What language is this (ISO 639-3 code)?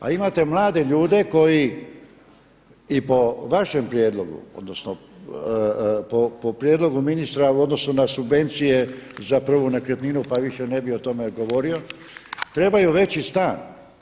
hrv